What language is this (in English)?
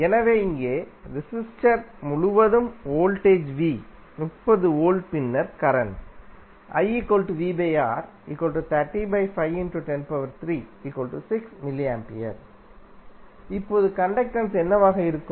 Tamil